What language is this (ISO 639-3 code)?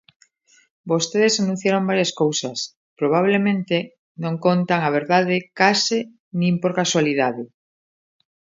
glg